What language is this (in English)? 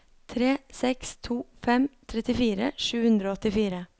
Norwegian